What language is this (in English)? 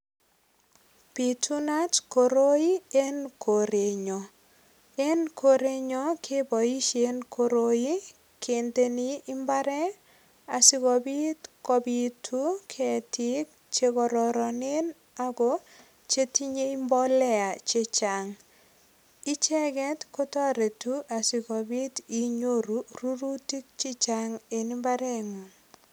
Kalenjin